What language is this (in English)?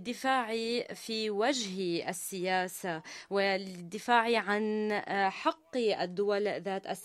Arabic